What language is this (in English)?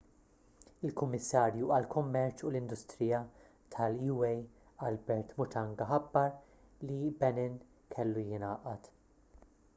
Maltese